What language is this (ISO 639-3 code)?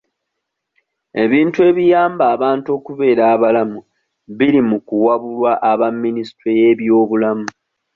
lug